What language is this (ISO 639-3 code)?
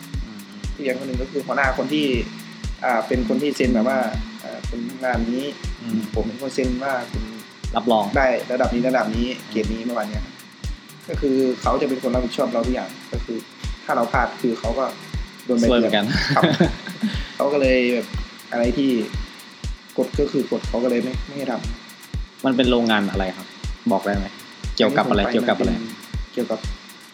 tha